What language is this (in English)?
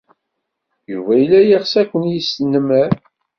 Kabyle